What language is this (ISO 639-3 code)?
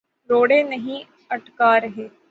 urd